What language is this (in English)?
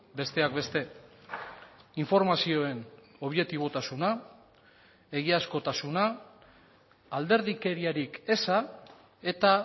Basque